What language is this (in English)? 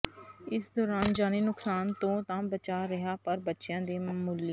Punjabi